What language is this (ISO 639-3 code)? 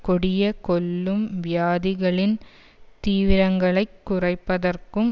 tam